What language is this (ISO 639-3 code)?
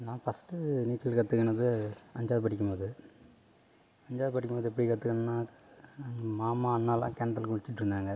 tam